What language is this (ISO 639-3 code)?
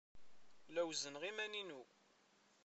kab